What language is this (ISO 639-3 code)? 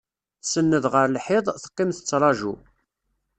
kab